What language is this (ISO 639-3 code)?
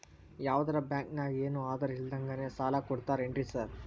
kan